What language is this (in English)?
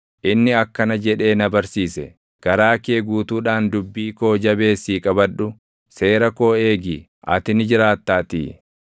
Oromo